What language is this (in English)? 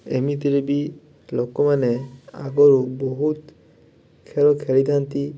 Odia